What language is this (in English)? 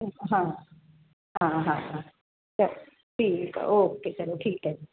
Punjabi